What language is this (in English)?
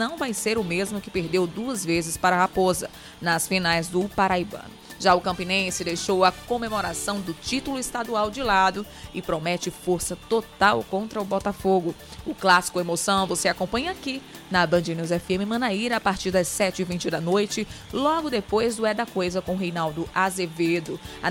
Portuguese